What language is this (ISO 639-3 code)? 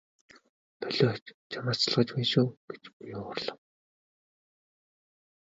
mon